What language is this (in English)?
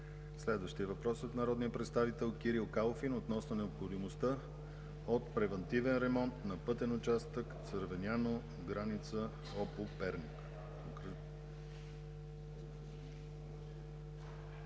Bulgarian